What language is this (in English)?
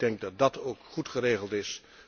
Dutch